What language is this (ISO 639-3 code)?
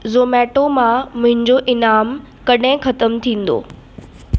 snd